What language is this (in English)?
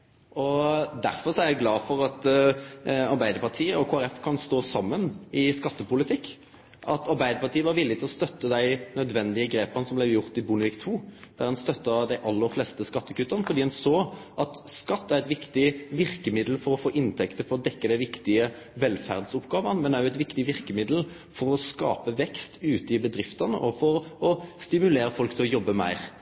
Norwegian Nynorsk